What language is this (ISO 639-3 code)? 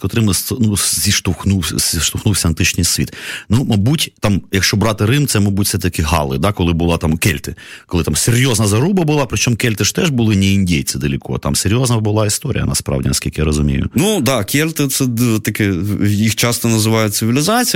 ukr